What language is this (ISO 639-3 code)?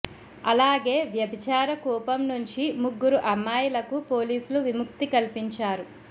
tel